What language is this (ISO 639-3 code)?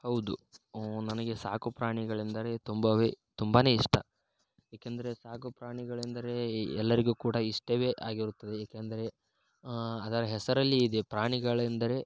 kan